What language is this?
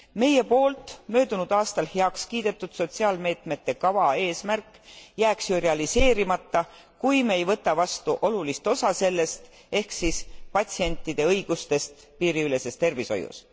Estonian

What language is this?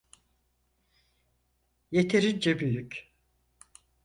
Turkish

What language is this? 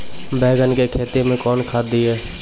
Maithili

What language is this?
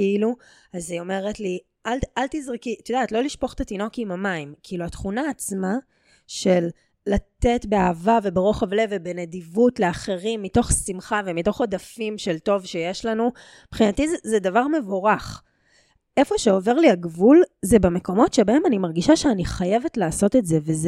Hebrew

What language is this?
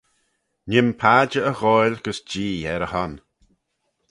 Manx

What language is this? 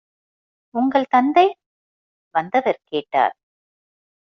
Tamil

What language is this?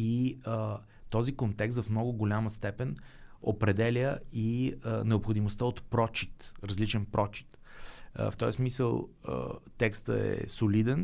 Bulgarian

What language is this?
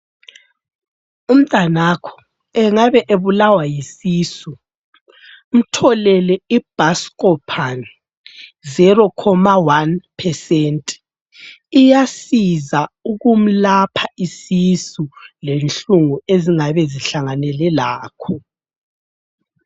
North Ndebele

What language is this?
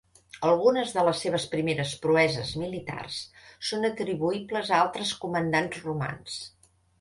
Catalan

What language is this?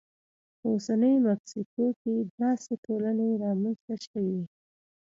Pashto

